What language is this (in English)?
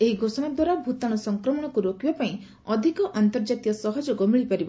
Odia